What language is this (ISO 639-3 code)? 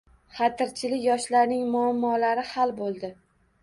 uzb